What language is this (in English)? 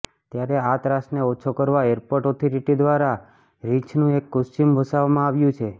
Gujarati